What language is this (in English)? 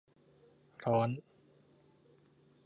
Thai